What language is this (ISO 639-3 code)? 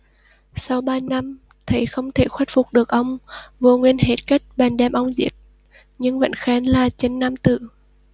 vie